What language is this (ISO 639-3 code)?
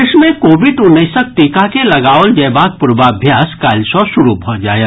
mai